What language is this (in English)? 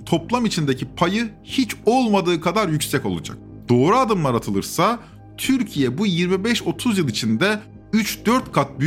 Turkish